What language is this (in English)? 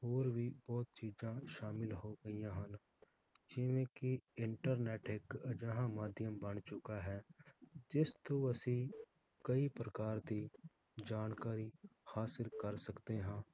Punjabi